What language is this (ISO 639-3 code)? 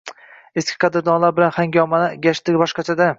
uzb